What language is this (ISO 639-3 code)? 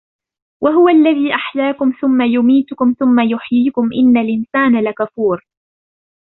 ara